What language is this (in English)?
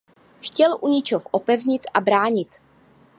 Czech